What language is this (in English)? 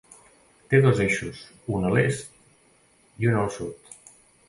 Catalan